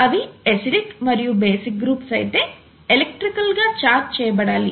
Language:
Telugu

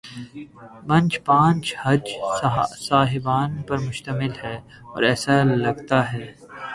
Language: Urdu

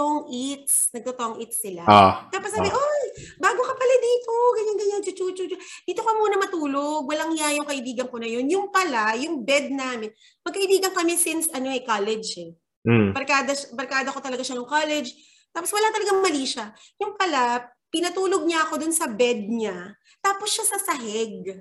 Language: Filipino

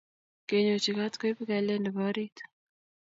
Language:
Kalenjin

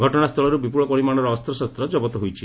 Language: Odia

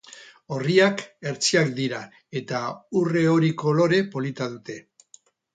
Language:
Basque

